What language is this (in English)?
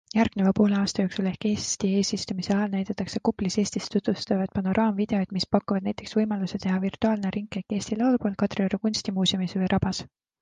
Estonian